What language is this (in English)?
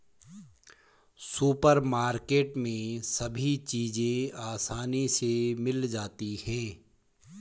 Hindi